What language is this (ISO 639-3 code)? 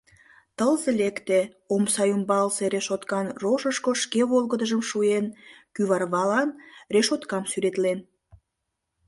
chm